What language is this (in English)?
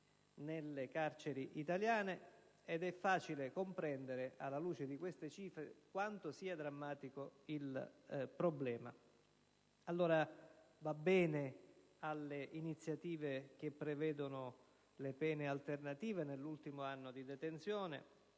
Italian